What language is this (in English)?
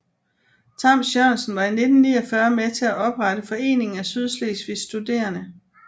Danish